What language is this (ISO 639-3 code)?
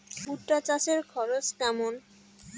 ben